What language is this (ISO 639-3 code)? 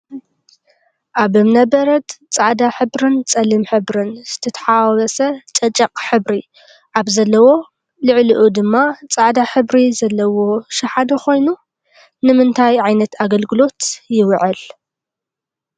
tir